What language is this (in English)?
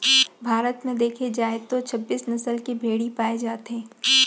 Chhattisgarhi